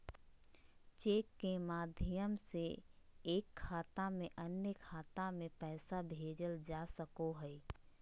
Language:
Magahi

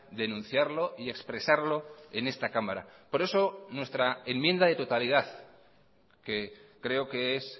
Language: Spanish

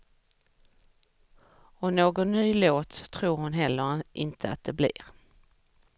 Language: Swedish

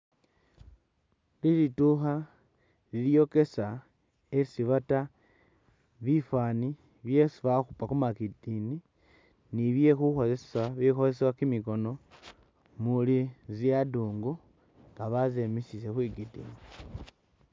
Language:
Masaaba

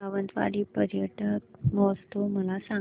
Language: Marathi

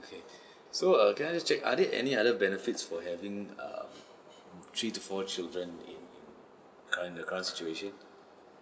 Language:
English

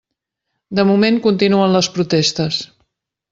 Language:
Catalan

